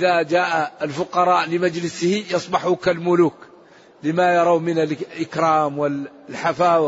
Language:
Arabic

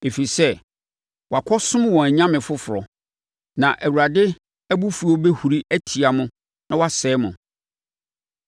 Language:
Akan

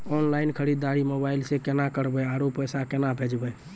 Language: Maithili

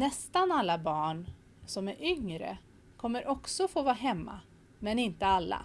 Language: Swedish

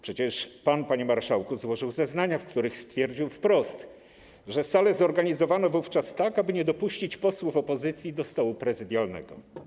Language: Polish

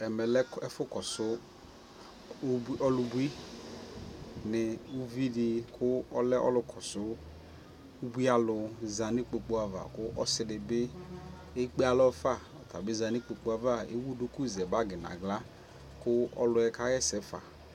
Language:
Ikposo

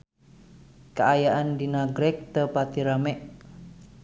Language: Sundanese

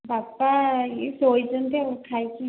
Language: Odia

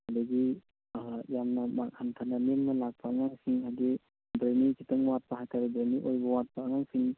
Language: Manipuri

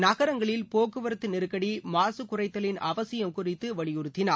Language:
Tamil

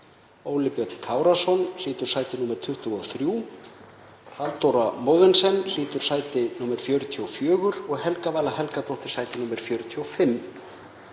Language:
Icelandic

